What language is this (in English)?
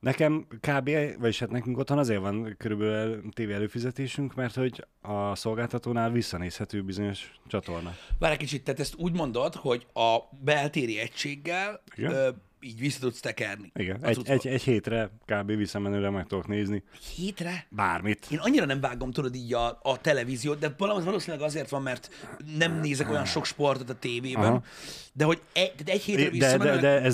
Hungarian